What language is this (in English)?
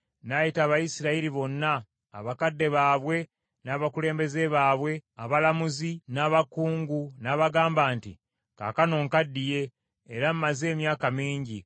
Ganda